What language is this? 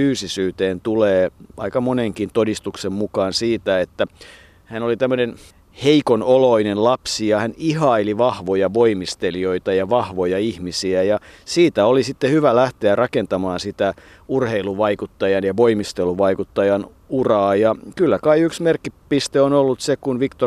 Finnish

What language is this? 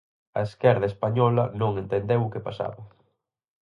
Galician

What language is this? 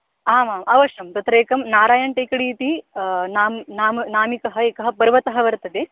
Sanskrit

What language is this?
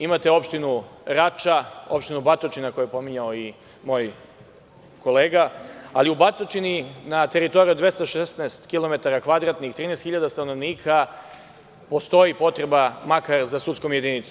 Serbian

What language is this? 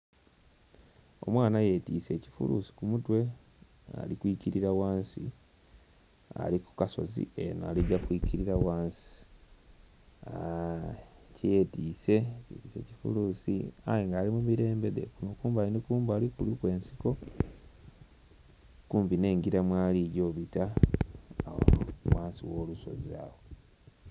Soga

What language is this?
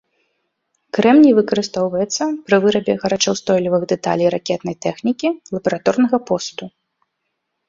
Belarusian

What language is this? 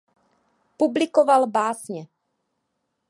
Czech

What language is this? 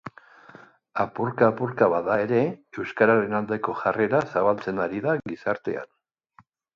Basque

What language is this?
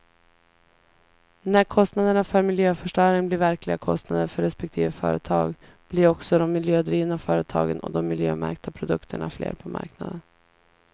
Swedish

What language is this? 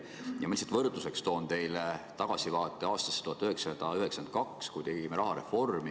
Estonian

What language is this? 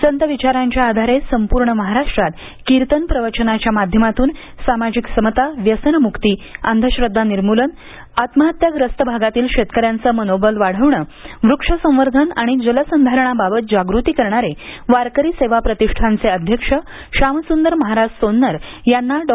Marathi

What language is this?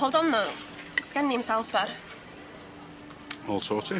Welsh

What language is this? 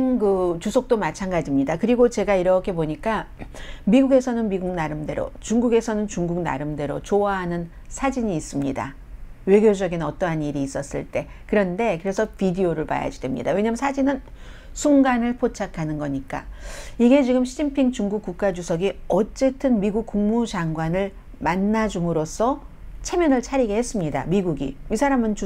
Korean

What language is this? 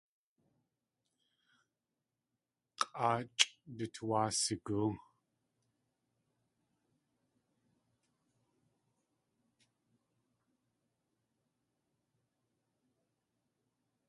Tlingit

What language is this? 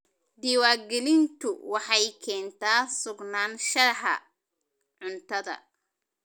Somali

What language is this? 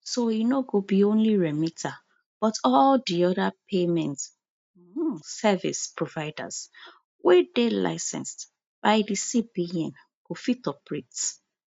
Nigerian Pidgin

